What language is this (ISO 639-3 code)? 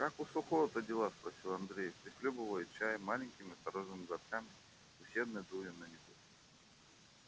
rus